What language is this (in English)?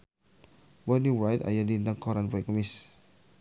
Sundanese